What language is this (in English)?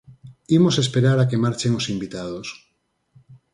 Galician